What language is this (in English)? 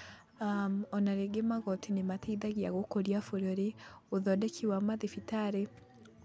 Kikuyu